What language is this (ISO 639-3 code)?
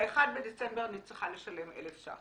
heb